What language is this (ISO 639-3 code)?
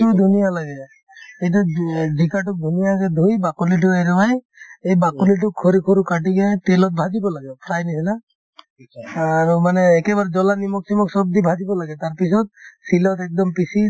asm